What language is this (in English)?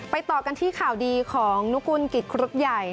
Thai